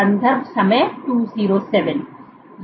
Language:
Hindi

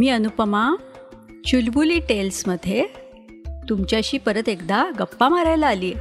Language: Marathi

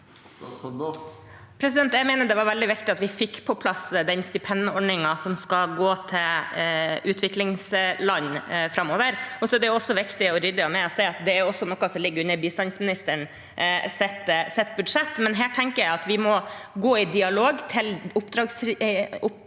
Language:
Norwegian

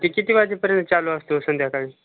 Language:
Marathi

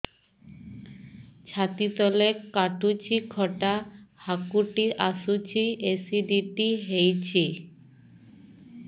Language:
Odia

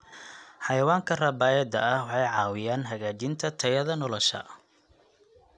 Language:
Somali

